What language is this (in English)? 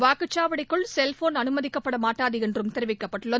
Tamil